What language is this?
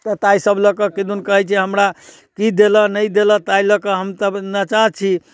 Maithili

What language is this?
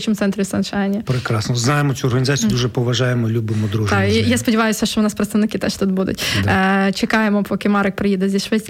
Ukrainian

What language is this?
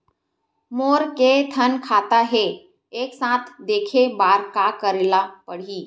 Chhattisgarhi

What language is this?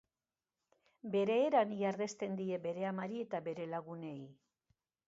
Basque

